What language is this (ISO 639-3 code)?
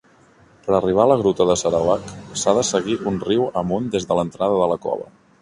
cat